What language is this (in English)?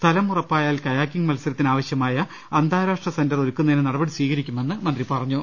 Malayalam